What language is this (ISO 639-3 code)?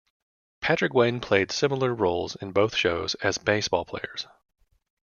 eng